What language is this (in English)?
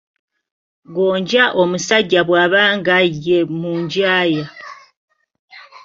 Ganda